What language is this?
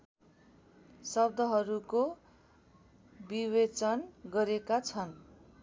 Nepali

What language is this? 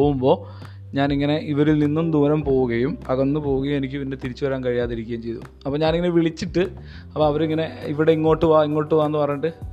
Malayalam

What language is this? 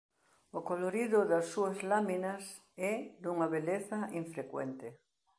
Galician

